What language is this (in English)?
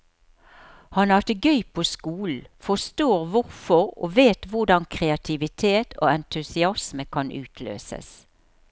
Norwegian